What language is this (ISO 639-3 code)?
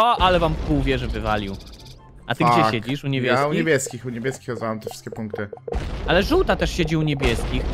pol